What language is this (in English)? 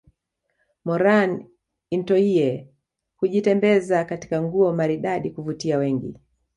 Swahili